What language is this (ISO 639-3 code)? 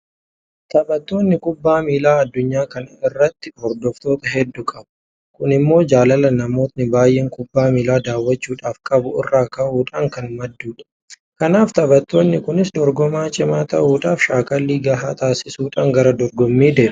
orm